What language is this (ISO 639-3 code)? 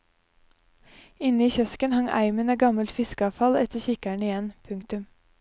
nor